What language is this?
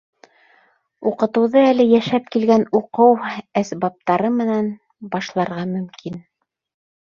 Bashkir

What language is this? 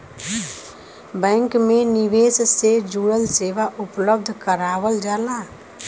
Bhojpuri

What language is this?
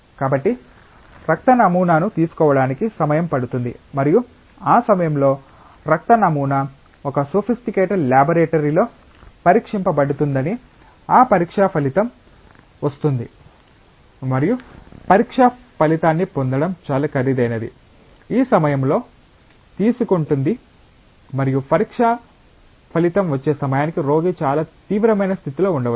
Telugu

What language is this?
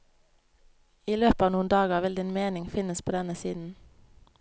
Norwegian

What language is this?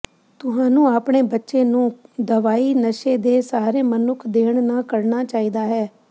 Punjabi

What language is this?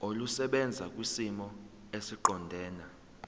Zulu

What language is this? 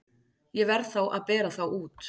Icelandic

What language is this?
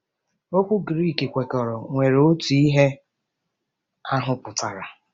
Igbo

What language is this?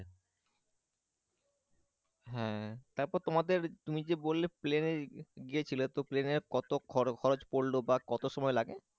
Bangla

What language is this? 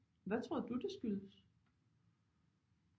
Danish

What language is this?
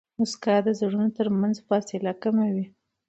Pashto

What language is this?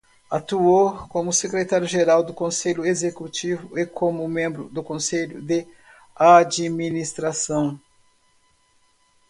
Portuguese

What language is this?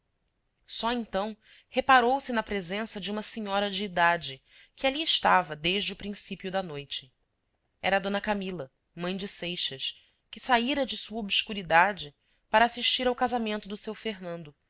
Portuguese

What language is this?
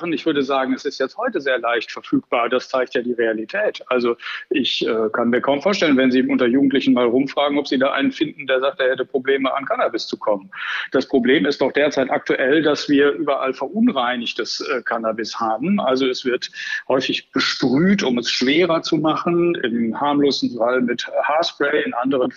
German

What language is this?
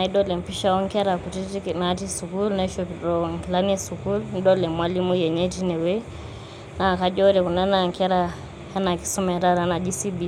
Masai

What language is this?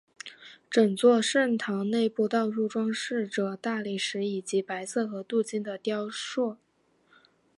Chinese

